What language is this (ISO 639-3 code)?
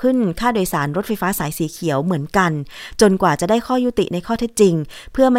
tha